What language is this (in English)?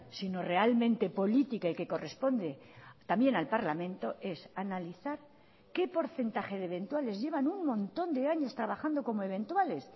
Spanish